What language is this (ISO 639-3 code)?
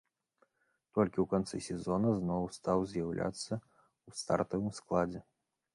bel